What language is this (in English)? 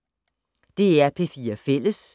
Danish